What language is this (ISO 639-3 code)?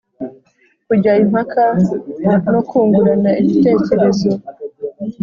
kin